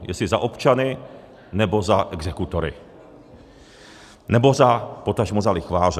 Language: Czech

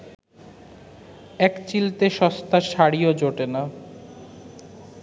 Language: Bangla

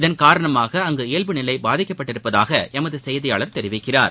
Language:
Tamil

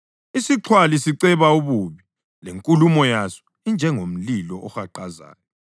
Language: North Ndebele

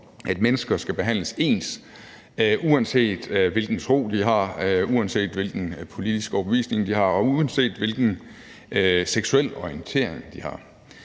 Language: Danish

